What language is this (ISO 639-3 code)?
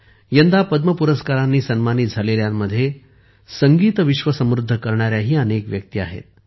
mar